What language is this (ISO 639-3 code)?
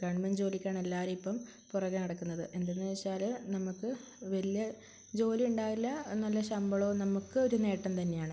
mal